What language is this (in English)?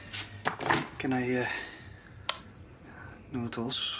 Welsh